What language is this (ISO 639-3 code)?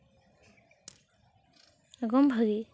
sat